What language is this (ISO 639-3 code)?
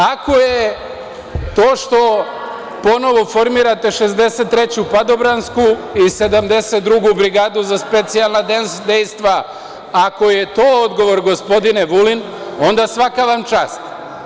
srp